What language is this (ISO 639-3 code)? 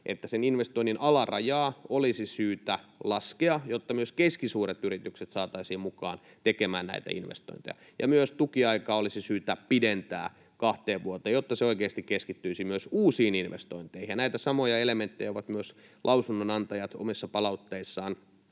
fin